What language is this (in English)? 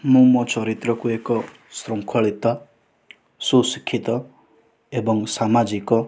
Odia